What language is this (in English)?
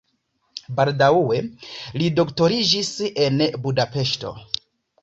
Esperanto